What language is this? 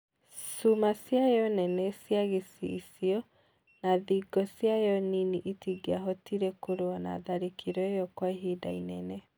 Kikuyu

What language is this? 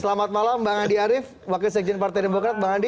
Indonesian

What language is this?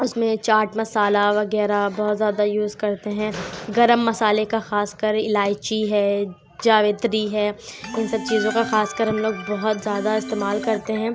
Urdu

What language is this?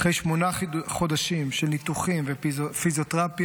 Hebrew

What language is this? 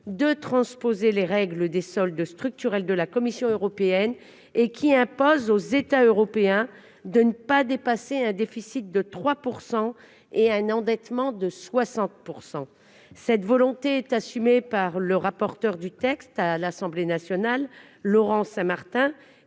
French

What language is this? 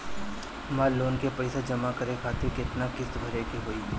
Bhojpuri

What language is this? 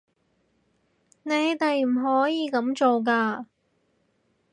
Cantonese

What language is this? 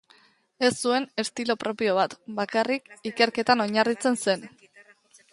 Basque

